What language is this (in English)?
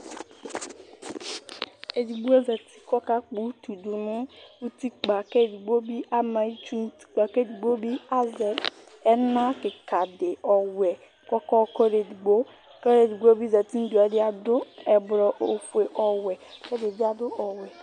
Ikposo